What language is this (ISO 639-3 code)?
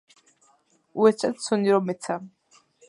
kat